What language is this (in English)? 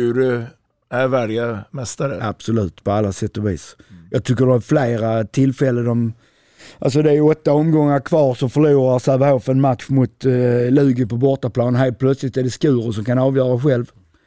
Swedish